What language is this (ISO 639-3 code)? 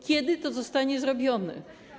pol